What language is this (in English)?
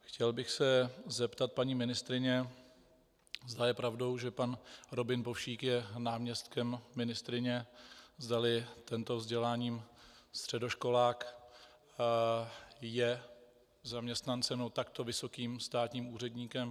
Czech